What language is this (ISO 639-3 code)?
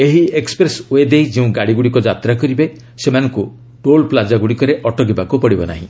ori